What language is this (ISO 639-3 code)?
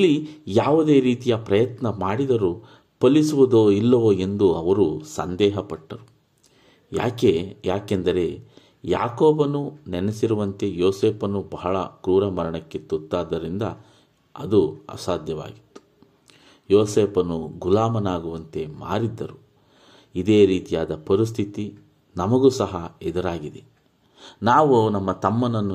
kan